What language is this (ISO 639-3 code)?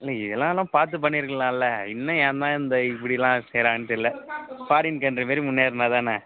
tam